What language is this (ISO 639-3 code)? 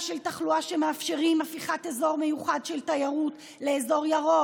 heb